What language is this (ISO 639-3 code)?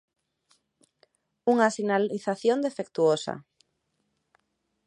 glg